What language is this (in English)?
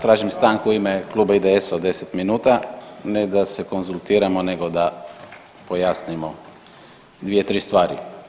Croatian